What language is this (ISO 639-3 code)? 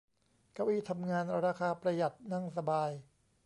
tha